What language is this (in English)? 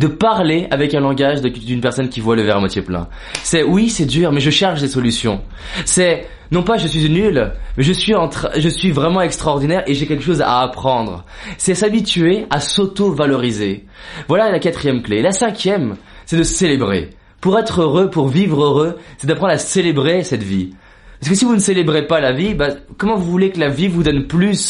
French